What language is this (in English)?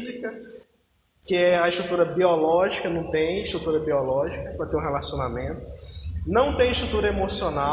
Portuguese